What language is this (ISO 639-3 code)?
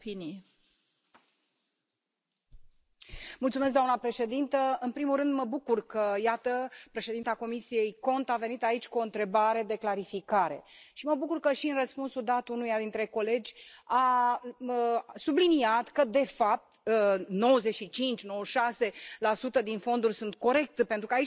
ron